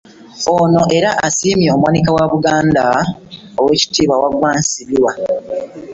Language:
Ganda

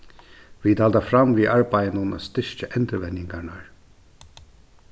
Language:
Faroese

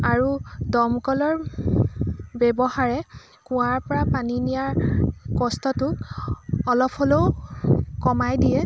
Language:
Assamese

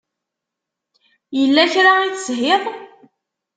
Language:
Kabyle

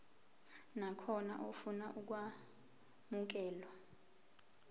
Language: Zulu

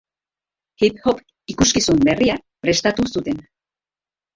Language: Basque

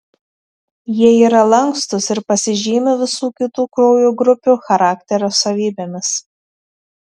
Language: Lithuanian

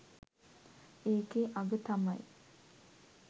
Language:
Sinhala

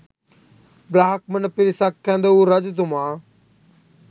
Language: Sinhala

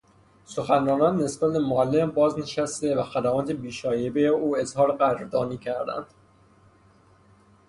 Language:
Persian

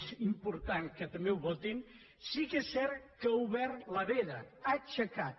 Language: Catalan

